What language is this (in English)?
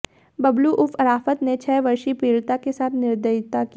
Hindi